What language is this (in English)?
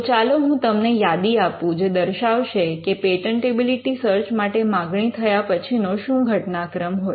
Gujarati